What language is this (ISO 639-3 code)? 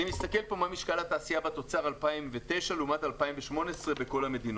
heb